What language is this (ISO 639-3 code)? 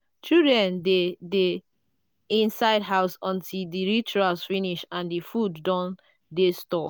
pcm